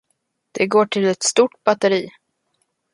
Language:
Swedish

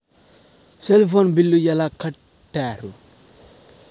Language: Telugu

